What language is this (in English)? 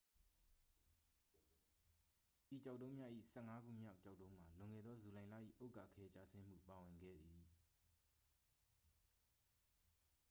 Burmese